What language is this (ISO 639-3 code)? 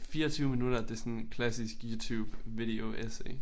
dan